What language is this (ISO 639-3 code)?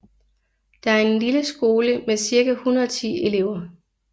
dan